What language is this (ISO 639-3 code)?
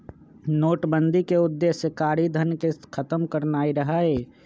mag